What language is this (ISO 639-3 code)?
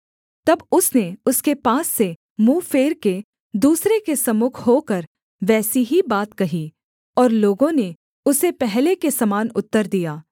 hin